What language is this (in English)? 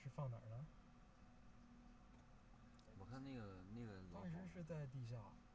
Chinese